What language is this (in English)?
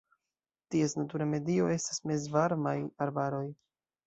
Esperanto